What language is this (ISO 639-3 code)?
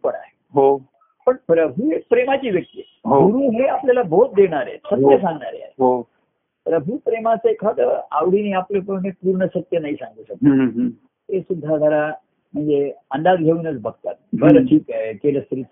mar